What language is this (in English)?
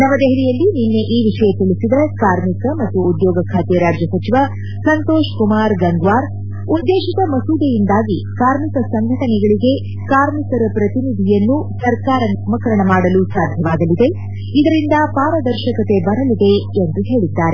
Kannada